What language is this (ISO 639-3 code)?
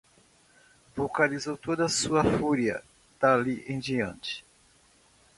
por